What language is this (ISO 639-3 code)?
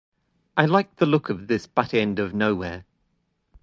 eng